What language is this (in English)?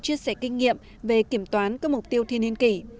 Vietnamese